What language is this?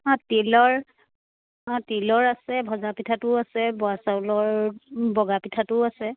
Assamese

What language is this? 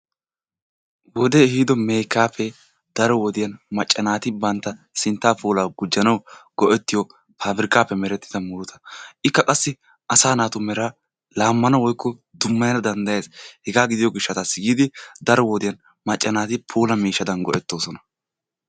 Wolaytta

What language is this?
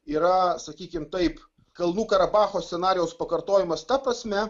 Lithuanian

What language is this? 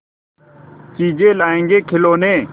Hindi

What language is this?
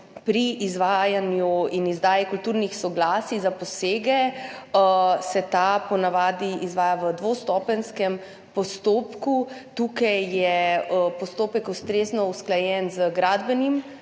Slovenian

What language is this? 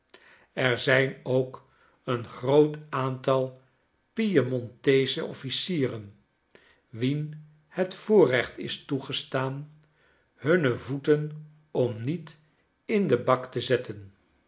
Dutch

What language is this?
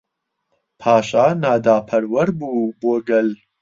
Central Kurdish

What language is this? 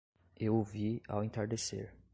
Portuguese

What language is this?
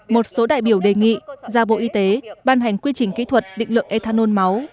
Vietnamese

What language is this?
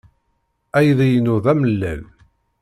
Kabyle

